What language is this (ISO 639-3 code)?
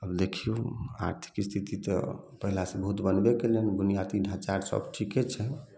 mai